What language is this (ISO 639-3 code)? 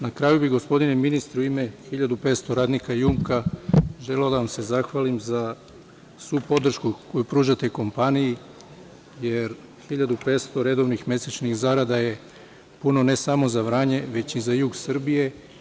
srp